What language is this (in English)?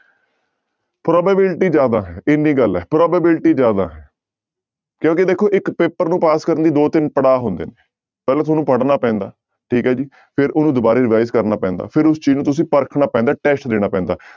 Punjabi